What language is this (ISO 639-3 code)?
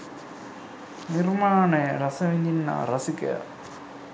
sin